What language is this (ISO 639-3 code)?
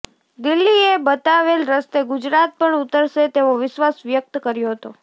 guj